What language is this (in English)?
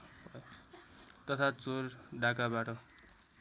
Nepali